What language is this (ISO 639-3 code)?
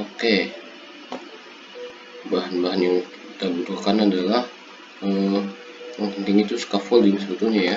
ind